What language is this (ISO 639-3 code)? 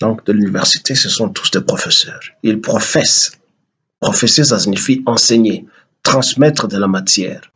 fra